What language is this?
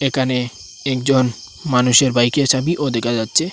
Bangla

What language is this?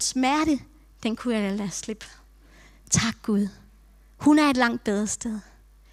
Danish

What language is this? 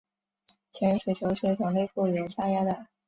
Chinese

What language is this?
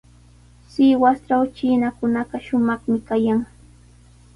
Sihuas Ancash Quechua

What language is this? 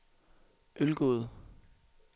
Danish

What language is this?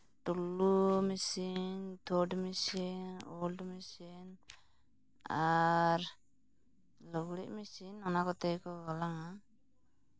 Santali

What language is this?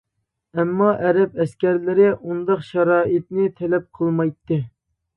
Uyghur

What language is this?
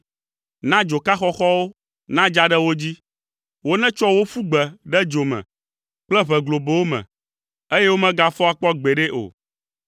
Ewe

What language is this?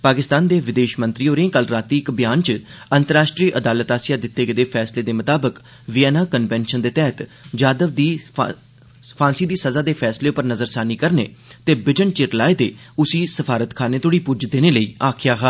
Dogri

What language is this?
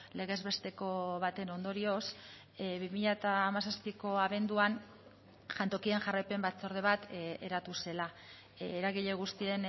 Basque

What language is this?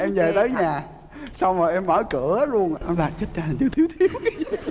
Vietnamese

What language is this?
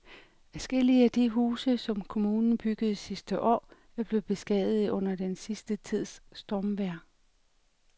Danish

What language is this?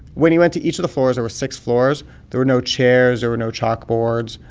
English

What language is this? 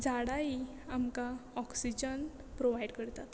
Konkani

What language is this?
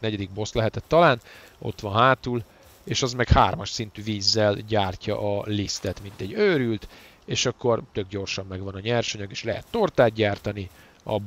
Hungarian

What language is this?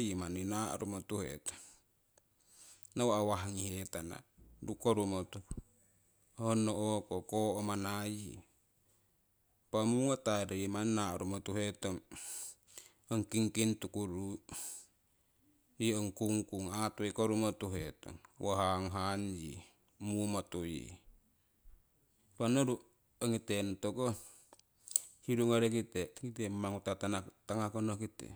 Siwai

